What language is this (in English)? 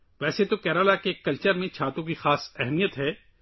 Urdu